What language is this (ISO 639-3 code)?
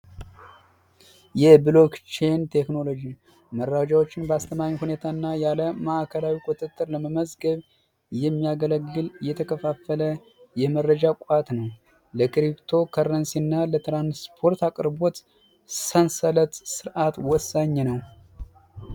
amh